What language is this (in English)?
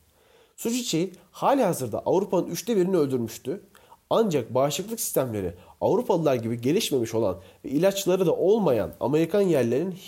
Turkish